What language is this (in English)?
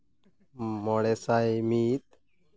Santali